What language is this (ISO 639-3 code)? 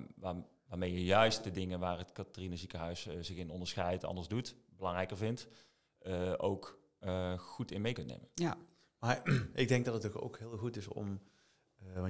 nld